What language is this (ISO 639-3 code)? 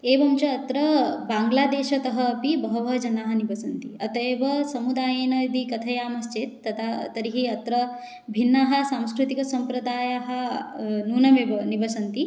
san